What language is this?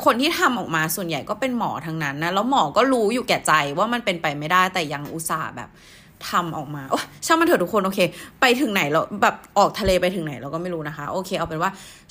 Thai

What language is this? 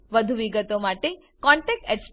Gujarati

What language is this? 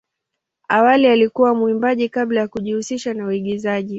Swahili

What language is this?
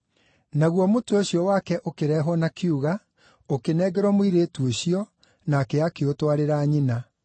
Kikuyu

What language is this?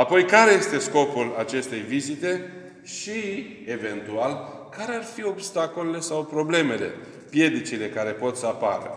Romanian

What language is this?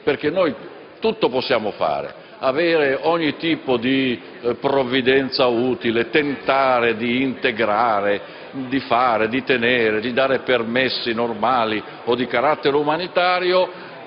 Italian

